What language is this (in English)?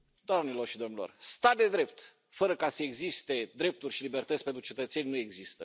Romanian